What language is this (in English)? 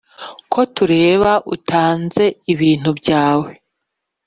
Kinyarwanda